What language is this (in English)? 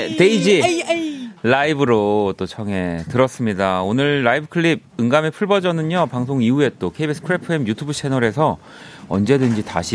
Korean